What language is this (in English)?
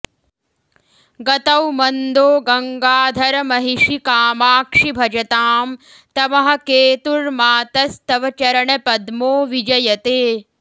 Sanskrit